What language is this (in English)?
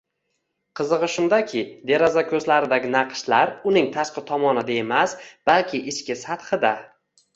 Uzbek